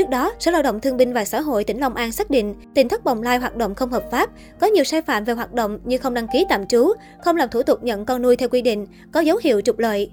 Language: Vietnamese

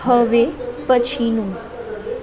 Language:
Gujarati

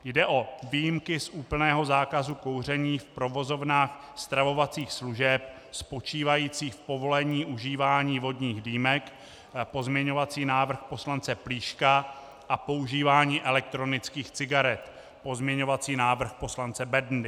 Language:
Czech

